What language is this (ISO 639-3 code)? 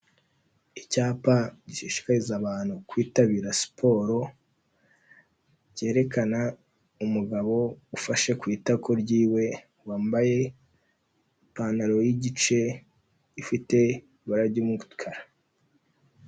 kin